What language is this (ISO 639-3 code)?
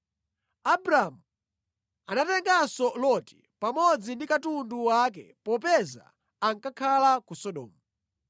nya